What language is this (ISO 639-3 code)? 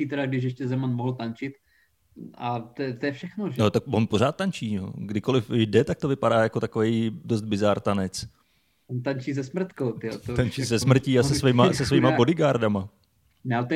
ces